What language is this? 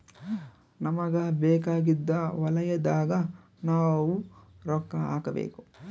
Kannada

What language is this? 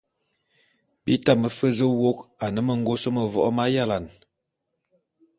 Bulu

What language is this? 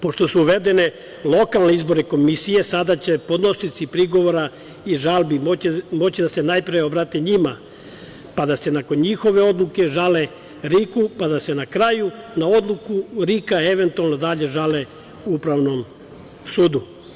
Serbian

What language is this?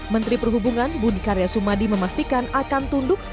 Indonesian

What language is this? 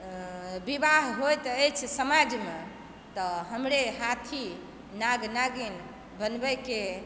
Maithili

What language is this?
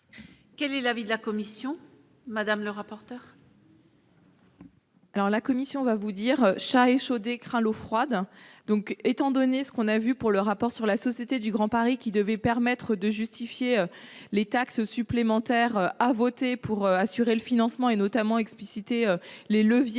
French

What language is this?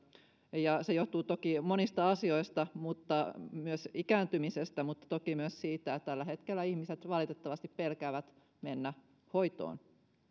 Finnish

